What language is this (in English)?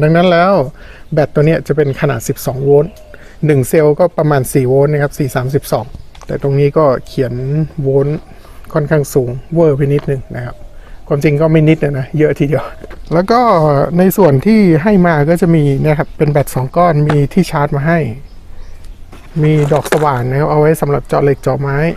Thai